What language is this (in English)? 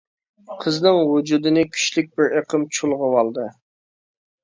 Uyghur